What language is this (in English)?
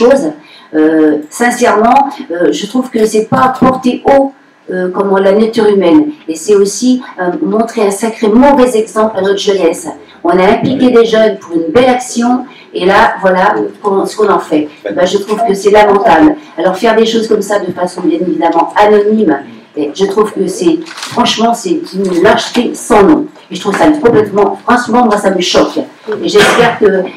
French